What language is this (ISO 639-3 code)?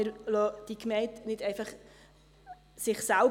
gsw